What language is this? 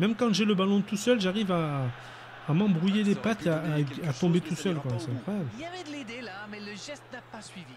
French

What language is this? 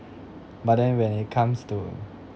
English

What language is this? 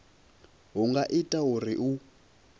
Venda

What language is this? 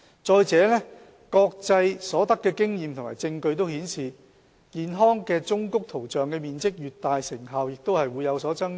Cantonese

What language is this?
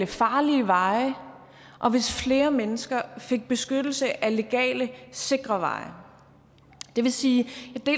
Danish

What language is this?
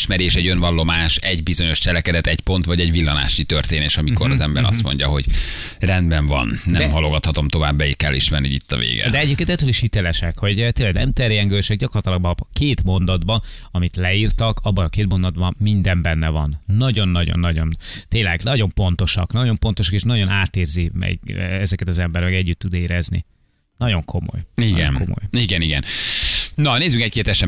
Hungarian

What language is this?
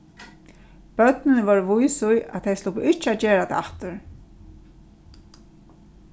Faroese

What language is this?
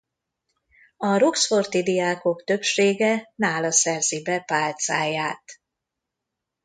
Hungarian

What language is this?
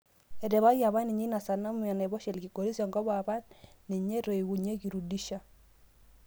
Masai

